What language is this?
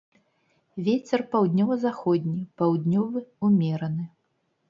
Belarusian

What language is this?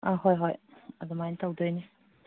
Manipuri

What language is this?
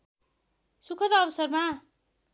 Nepali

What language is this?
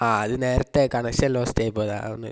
Malayalam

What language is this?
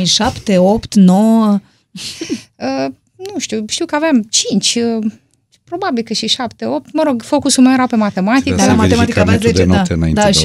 Romanian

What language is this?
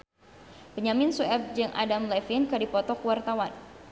Sundanese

